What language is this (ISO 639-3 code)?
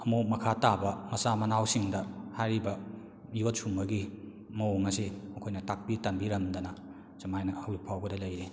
mni